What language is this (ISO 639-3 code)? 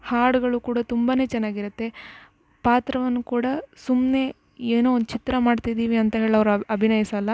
kan